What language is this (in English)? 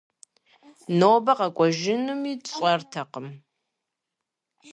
Kabardian